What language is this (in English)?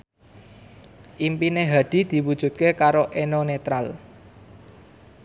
Javanese